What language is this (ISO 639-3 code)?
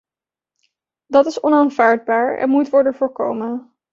nld